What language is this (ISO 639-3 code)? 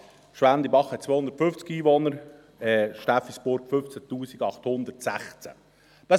gsw